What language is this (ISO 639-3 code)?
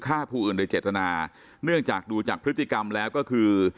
tha